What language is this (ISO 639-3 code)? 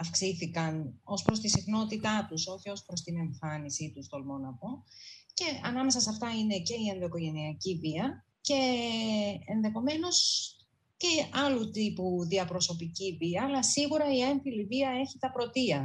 ell